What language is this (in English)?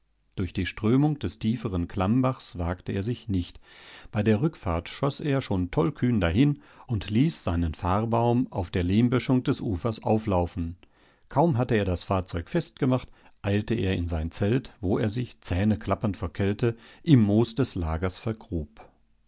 German